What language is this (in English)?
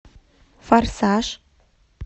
Russian